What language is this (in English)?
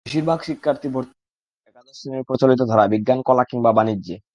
Bangla